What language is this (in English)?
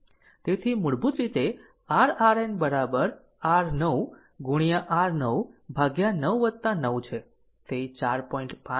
Gujarati